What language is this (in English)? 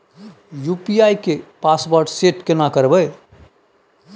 Maithili